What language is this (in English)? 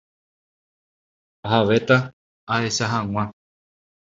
Guarani